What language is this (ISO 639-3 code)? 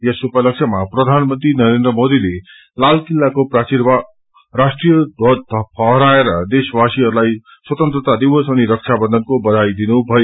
nep